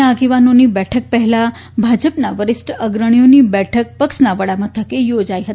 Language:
Gujarati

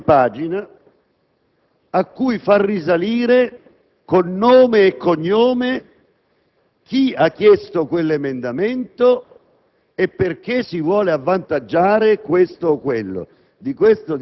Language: Italian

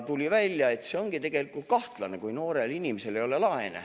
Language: Estonian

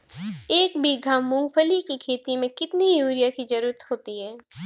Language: Hindi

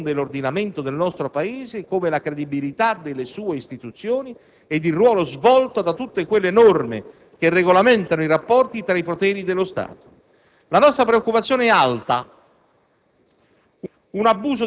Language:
Italian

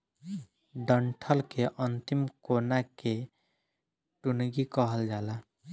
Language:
Bhojpuri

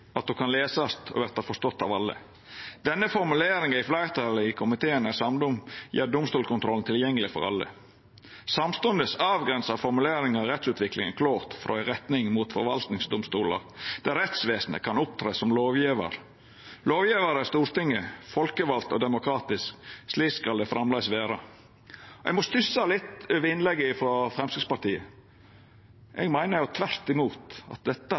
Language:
Norwegian Nynorsk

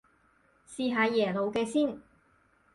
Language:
Cantonese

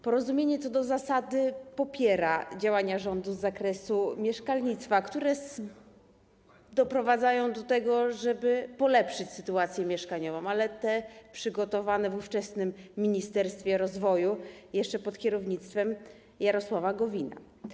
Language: Polish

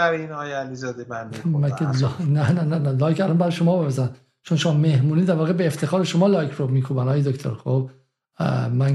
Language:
Persian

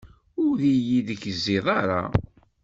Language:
Kabyle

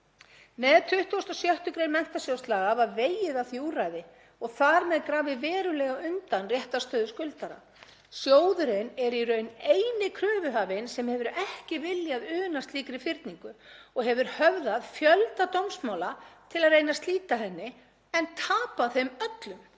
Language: Icelandic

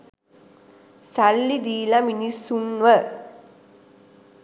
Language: Sinhala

